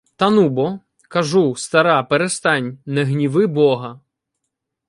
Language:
Ukrainian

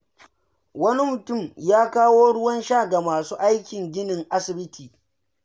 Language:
Hausa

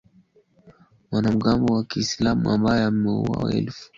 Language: Swahili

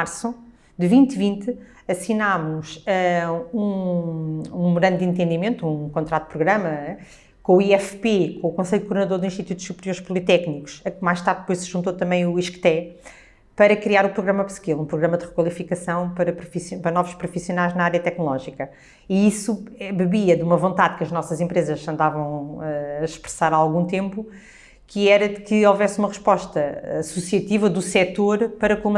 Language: Portuguese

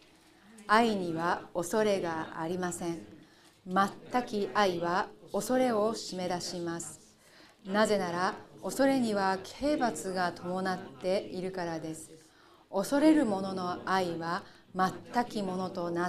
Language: Japanese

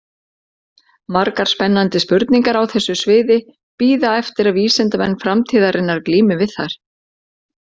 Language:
Icelandic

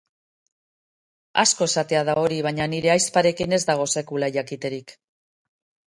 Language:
Basque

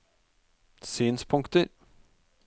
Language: Norwegian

